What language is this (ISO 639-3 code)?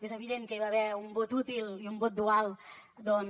cat